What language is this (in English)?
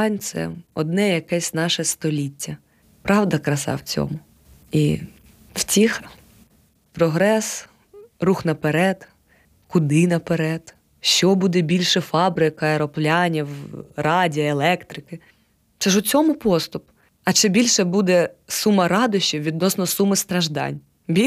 Ukrainian